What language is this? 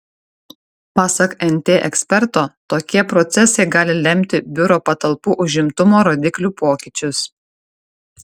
Lithuanian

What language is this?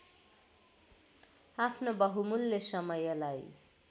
Nepali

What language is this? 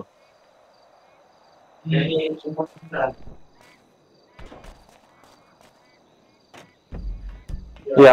Indonesian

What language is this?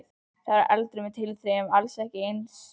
Icelandic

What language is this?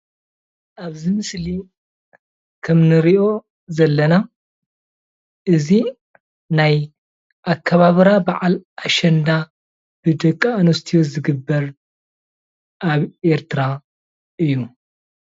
Tigrinya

